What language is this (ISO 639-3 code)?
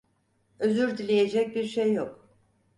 tur